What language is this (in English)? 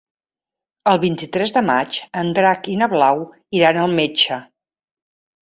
Catalan